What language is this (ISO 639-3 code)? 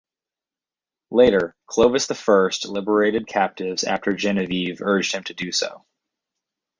eng